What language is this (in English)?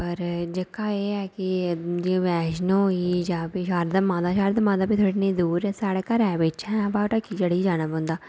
Dogri